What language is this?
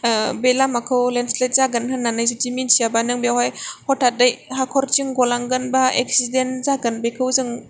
Bodo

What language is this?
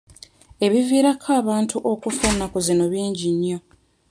Ganda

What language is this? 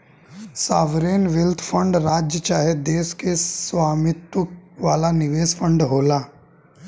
Bhojpuri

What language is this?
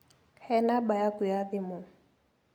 Kikuyu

